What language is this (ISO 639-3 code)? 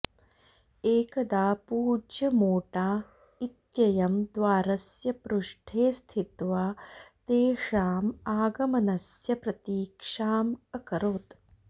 san